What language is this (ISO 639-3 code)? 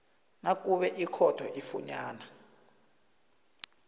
nbl